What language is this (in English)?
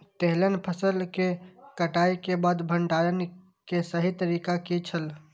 Maithili